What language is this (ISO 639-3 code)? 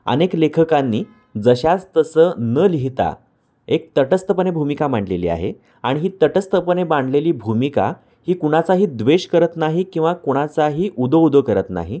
mar